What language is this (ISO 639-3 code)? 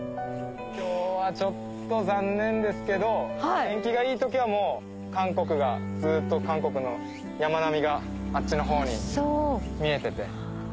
jpn